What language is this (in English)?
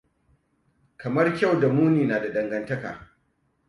Hausa